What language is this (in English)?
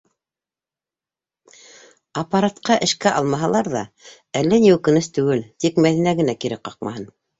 Bashkir